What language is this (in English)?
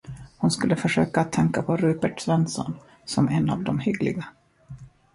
Swedish